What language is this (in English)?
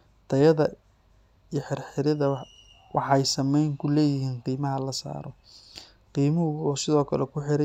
Somali